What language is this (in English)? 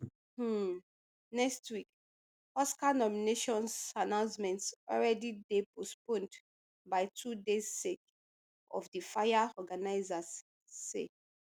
Nigerian Pidgin